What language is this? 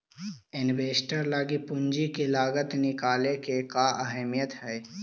Magahi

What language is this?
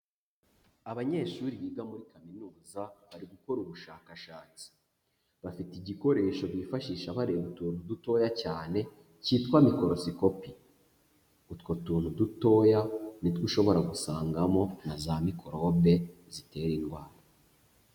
Kinyarwanda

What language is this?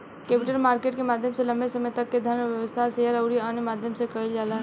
Bhojpuri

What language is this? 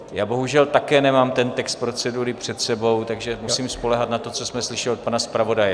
Czech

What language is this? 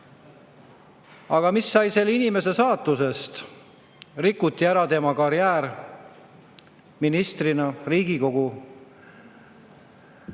Estonian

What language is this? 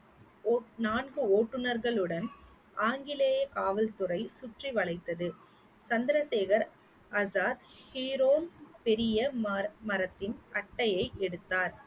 Tamil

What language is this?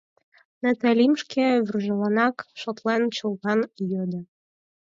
Mari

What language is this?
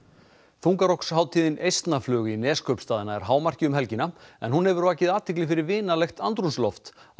Icelandic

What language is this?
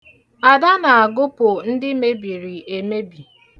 Igbo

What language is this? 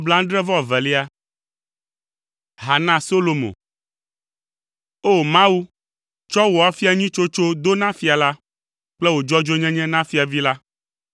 Ewe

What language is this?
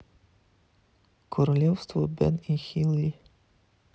Russian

